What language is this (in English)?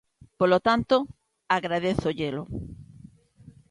Galician